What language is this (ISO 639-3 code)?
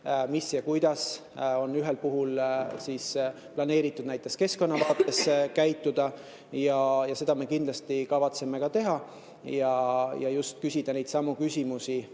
est